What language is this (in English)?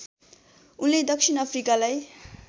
Nepali